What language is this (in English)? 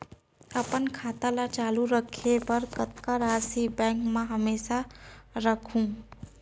Chhattisgarhi